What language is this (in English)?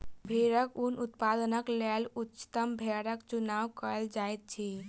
Maithili